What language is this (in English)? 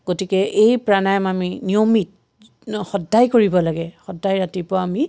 Assamese